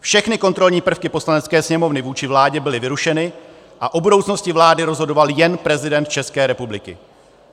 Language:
Czech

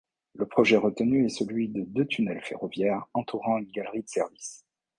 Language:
French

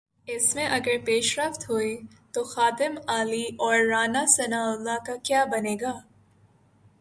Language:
Urdu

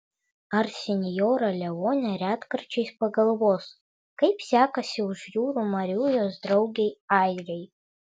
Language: Lithuanian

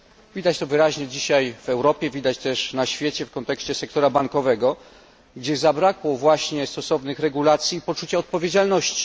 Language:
Polish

